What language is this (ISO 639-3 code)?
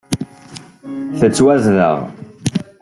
kab